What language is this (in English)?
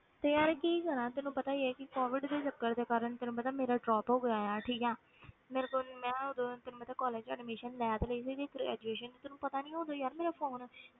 Punjabi